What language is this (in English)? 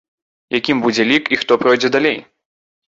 Belarusian